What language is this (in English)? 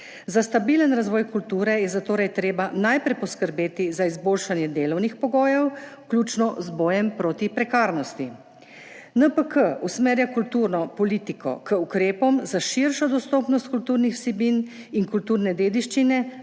Slovenian